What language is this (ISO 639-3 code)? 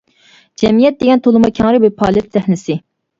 uig